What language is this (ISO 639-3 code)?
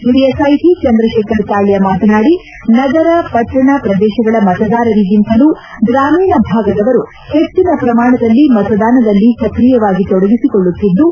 kan